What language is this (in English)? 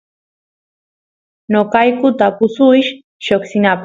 Santiago del Estero Quichua